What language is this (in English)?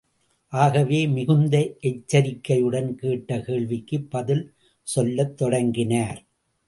Tamil